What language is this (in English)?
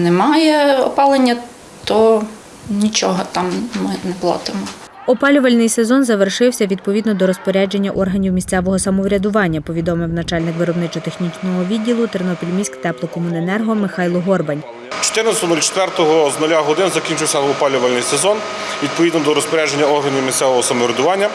Ukrainian